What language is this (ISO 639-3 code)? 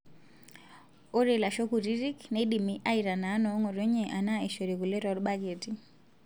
mas